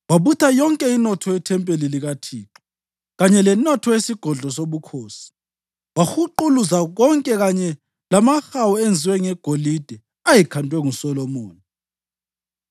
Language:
North Ndebele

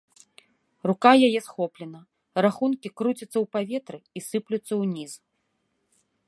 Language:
Belarusian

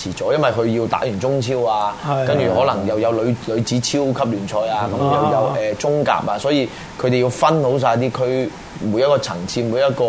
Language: Chinese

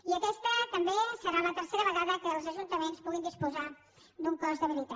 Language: Catalan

